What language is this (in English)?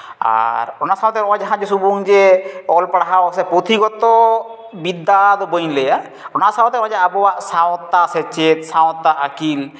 Santali